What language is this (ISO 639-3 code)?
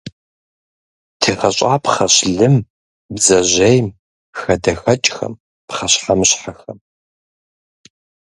kbd